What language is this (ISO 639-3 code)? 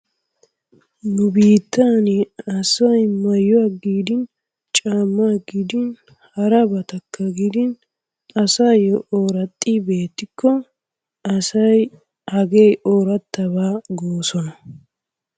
wal